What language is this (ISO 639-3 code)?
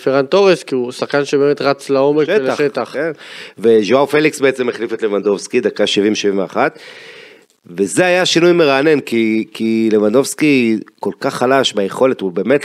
heb